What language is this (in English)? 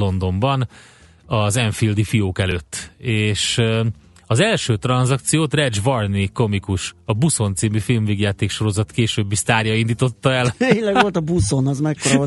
Hungarian